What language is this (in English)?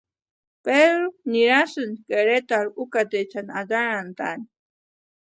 Western Highland Purepecha